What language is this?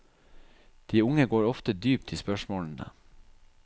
Norwegian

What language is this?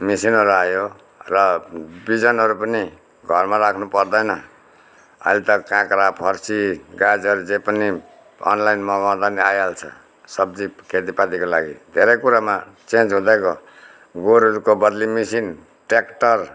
Nepali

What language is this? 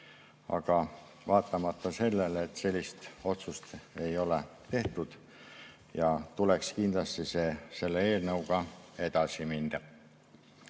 Estonian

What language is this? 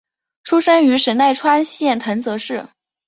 Chinese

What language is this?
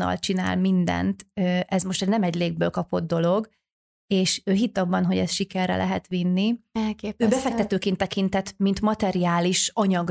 Hungarian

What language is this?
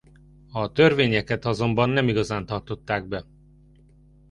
Hungarian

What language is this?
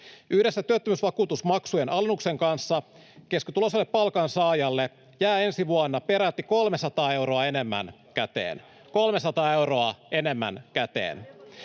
Finnish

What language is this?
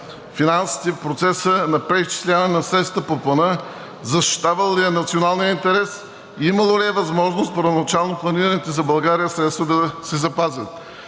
Bulgarian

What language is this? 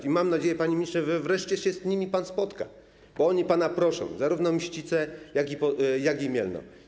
Polish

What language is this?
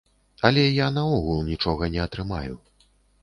Belarusian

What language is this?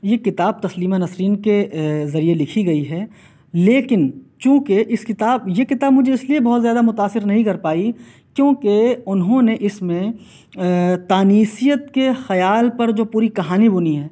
Urdu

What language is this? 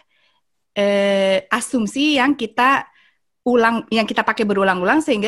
Indonesian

